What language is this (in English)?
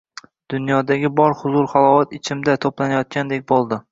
Uzbek